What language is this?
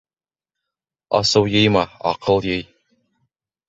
Bashkir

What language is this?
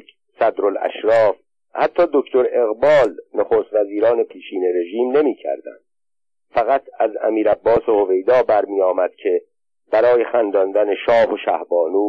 Persian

